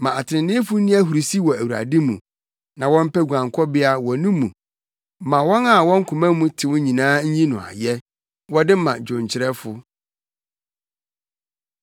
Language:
Akan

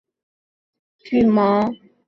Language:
Chinese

